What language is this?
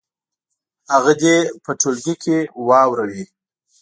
Pashto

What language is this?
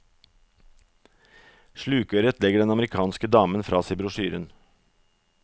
Norwegian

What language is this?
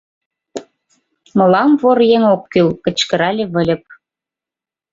Mari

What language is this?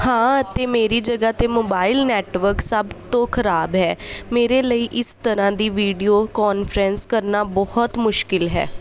Punjabi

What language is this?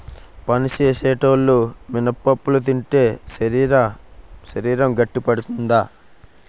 Telugu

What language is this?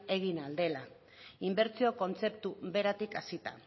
Basque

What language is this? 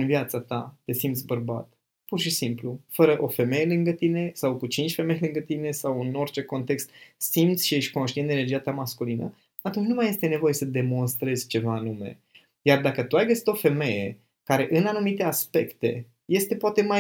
Romanian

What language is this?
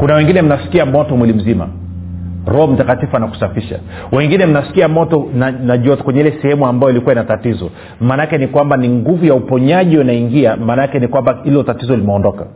Swahili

